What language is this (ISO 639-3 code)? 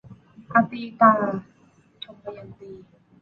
tha